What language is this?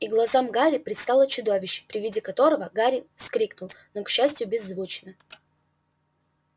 Russian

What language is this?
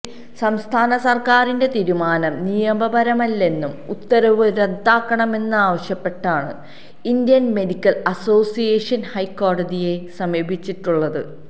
Malayalam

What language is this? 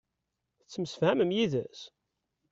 Kabyle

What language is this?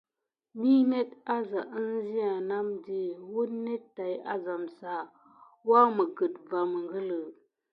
Gidar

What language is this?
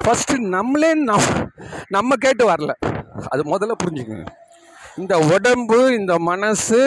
Tamil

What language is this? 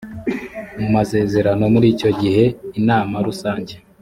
Kinyarwanda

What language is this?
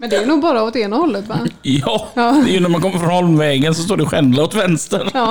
Swedish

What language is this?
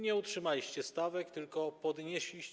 Polish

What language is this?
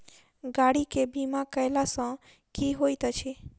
Maithili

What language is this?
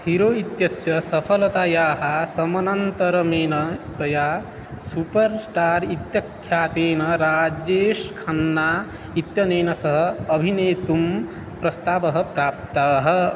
Sanskrit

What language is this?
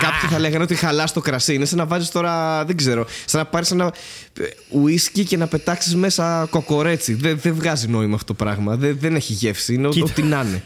Greek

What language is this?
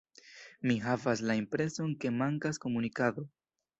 Esperanto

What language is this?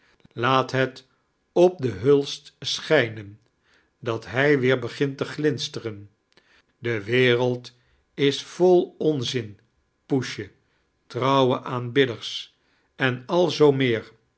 Dutch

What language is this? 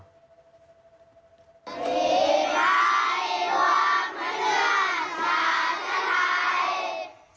Thai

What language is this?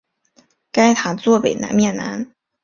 Chinese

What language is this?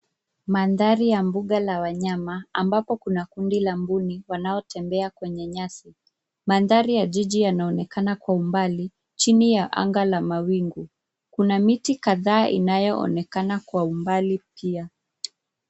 Swahili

